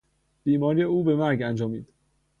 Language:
Persian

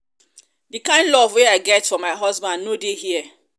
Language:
Nigerian Pidgin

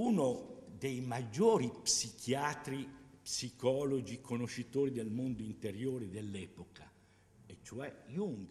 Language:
Italian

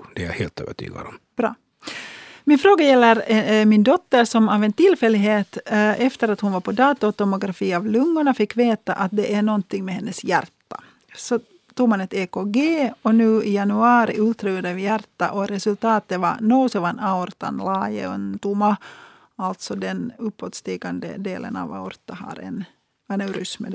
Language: Swedish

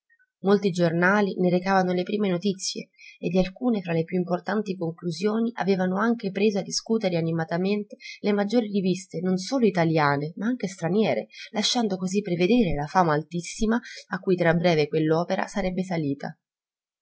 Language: Italian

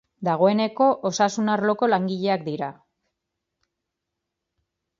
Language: Basque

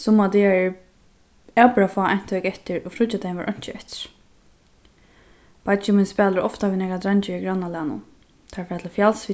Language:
Faroese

